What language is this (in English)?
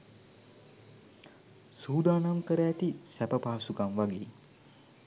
Sinhala